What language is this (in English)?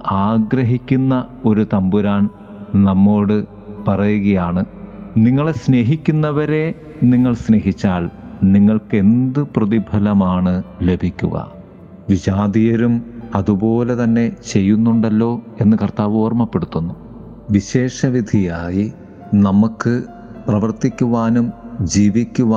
Malayalam